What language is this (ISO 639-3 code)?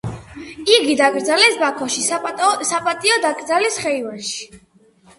kat